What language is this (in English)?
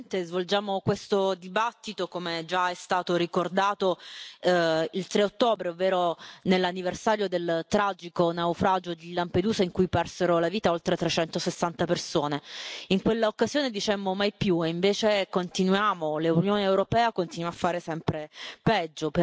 Italian